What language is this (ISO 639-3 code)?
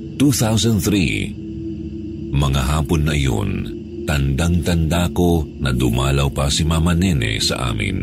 fil